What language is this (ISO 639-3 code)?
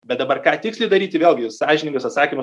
lit